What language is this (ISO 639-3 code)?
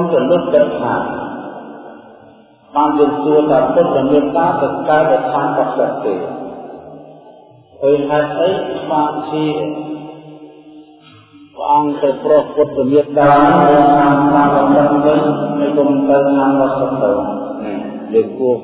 vie